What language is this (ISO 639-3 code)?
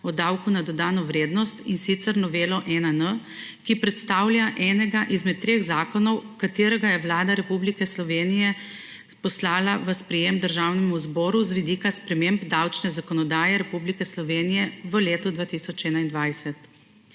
slv